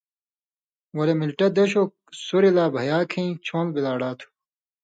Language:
Indus Kohistani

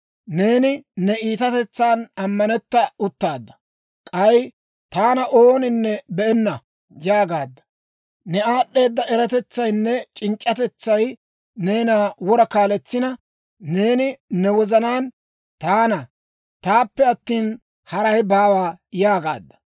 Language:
Dawro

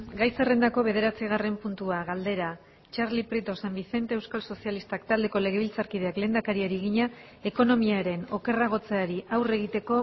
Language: Basque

